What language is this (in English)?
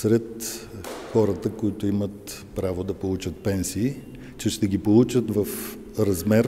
Bulgarian